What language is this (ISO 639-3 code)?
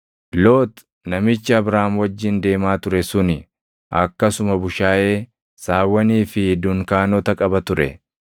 orm